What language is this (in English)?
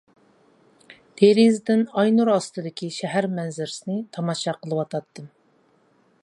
Uyghur